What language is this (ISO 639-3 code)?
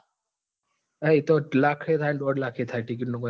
guj